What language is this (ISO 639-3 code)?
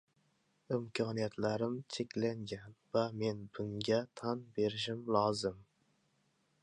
uzb